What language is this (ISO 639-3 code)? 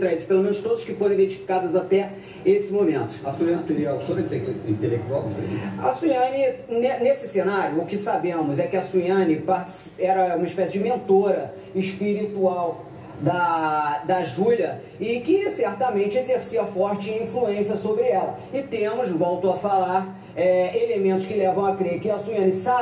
por